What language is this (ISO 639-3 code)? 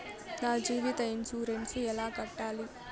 tel